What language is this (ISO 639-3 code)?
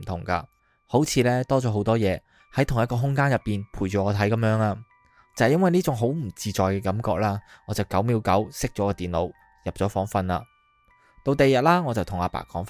zho